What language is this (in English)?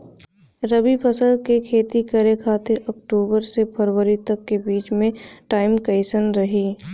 Bhojpuri